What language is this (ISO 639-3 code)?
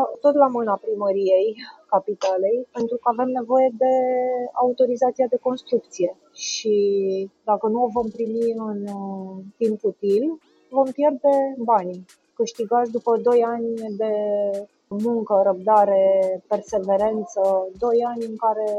ron